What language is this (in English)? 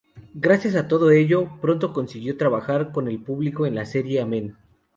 Spanish